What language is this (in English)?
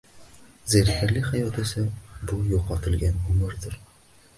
Uzbek